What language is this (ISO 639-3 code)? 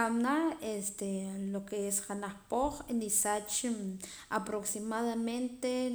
poc